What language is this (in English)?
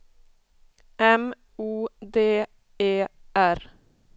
Swedish